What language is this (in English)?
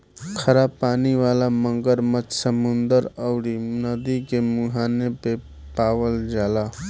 Bhojpuri